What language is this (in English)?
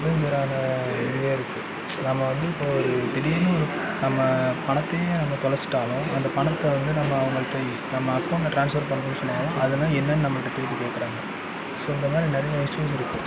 Tamil